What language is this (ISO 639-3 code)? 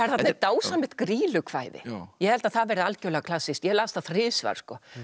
isl